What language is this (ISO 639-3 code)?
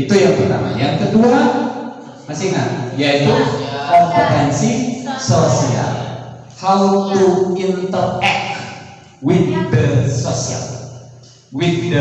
ind